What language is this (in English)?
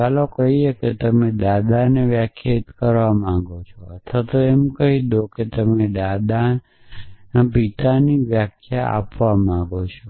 Gujarati